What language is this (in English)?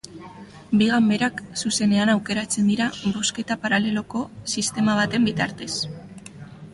Basque